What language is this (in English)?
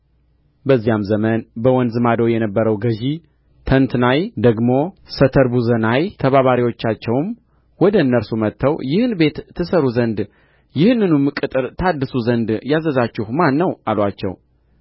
Amharic